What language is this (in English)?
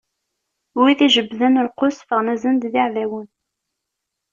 Kabyle